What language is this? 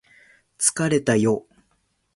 Japanese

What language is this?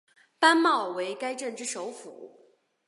Chinese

